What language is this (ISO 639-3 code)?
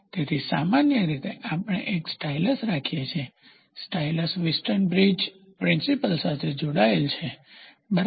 guj